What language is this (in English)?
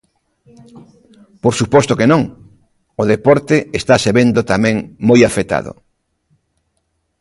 Galician